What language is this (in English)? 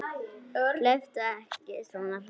Icelandic